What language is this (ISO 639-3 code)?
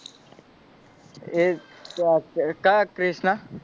guj